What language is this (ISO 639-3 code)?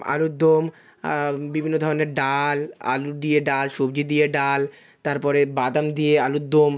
ben